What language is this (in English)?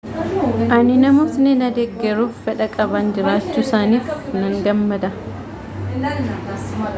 Oromo